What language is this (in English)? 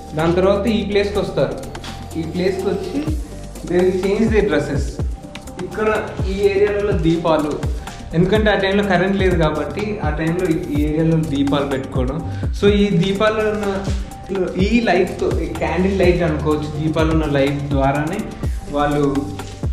Telugu